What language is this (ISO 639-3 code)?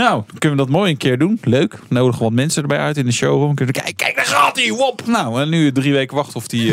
nld